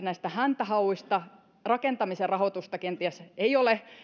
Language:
Finnish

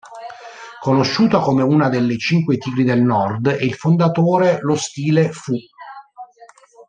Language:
Italian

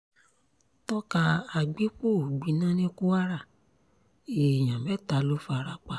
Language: Yoruba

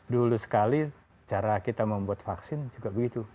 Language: Indonesian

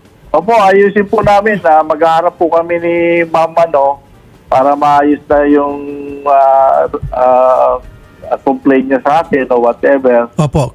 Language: Filipino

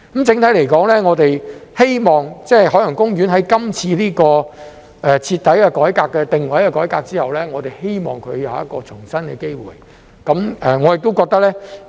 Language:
Cantonese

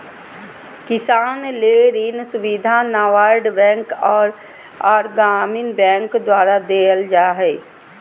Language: Magahi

